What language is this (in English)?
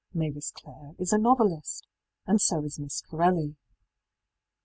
English